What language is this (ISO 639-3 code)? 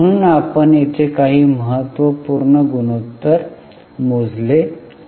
mar